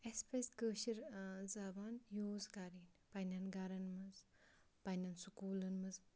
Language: Kashmiri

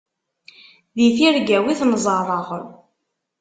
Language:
Kabyle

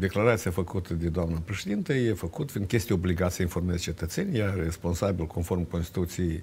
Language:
Romanian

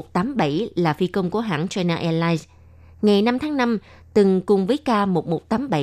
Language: Vietnamese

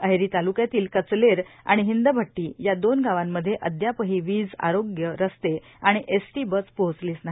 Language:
Marathi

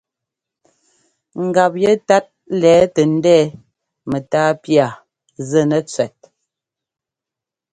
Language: Ngomba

